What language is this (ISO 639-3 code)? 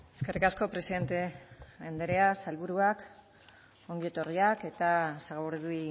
eus